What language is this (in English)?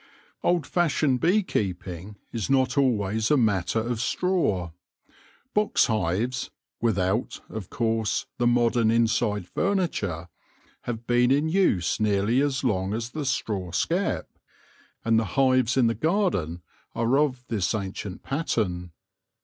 English